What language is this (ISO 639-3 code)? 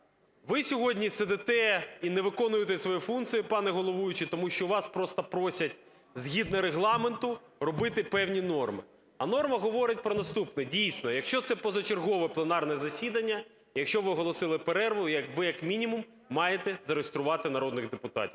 ukr